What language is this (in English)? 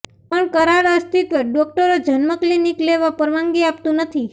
Gujarati